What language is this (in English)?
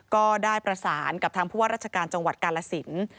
Thai